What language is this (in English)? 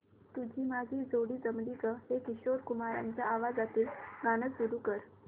Marathi